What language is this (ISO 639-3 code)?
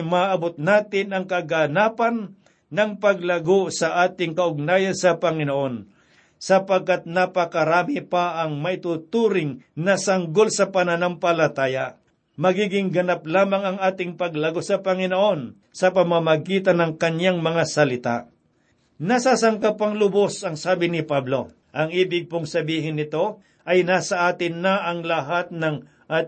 fil